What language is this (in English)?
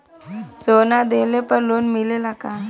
Bhojpuri